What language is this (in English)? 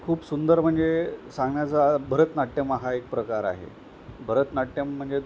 Marathi